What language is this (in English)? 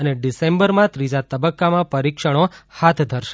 Gujarati